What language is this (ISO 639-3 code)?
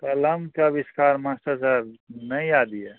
mai